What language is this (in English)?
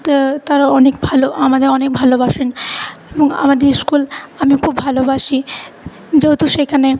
Bangla